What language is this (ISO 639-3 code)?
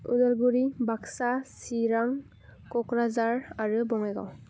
brx